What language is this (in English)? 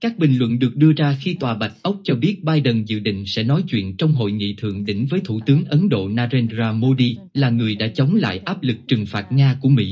Vietnamese